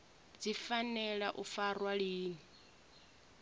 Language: Venda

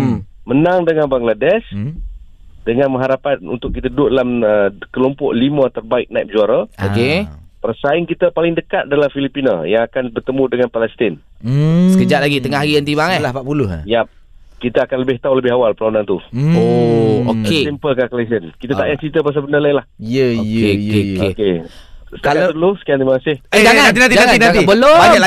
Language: Malay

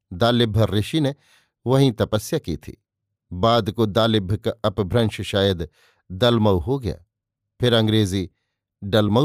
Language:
Hindi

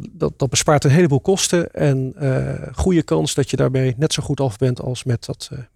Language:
Dutch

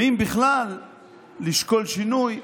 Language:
Hebrew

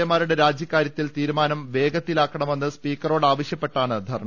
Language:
Malayalam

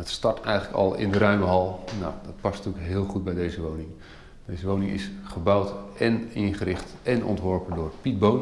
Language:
Dutch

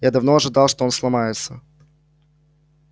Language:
Russian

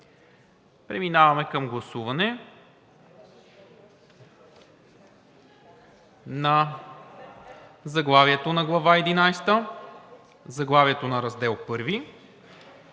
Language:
Bulgarian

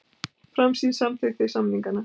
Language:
Icelandic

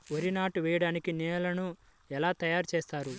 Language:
Telugu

